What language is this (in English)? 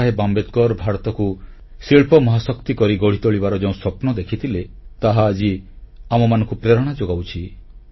Odia